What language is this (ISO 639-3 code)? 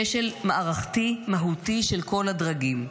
heb